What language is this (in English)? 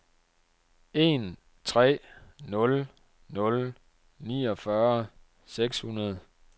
Danish